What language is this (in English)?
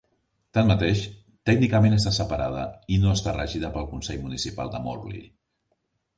Catalan